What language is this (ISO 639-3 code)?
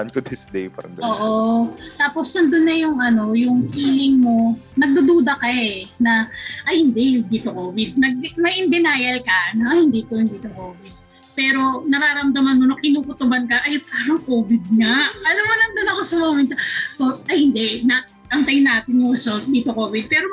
fil